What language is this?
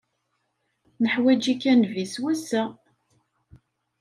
Kabyle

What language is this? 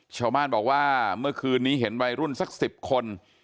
Thai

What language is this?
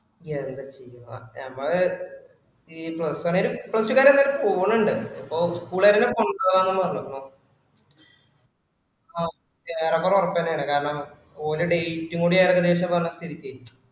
Malayalam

